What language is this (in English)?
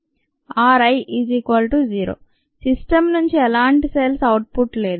Telugu